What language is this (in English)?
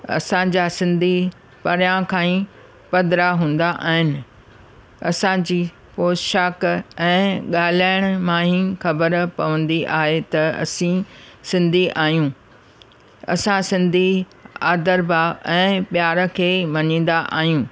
Sindhi